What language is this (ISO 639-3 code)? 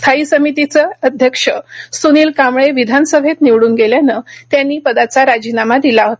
mar